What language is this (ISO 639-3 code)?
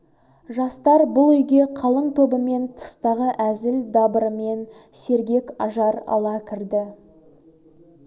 kaz